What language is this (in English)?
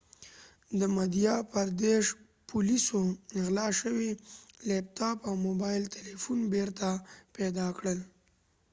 Pashto